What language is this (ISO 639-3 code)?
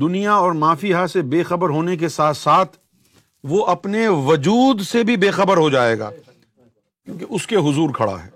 urd